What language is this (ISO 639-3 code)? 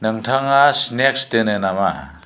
brx